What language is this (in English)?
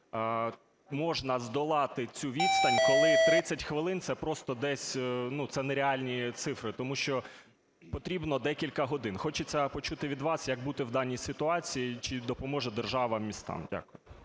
Ukrainian